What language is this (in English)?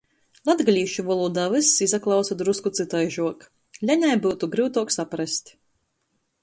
Latgalian